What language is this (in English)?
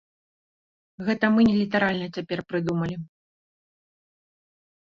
Belarusian